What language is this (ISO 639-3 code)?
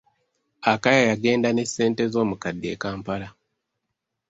lug